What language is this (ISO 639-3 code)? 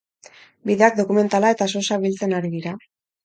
eus